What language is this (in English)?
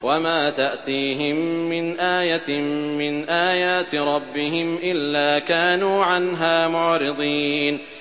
Arabic